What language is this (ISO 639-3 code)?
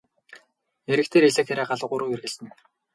mon